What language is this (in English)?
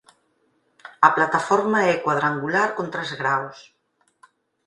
Galician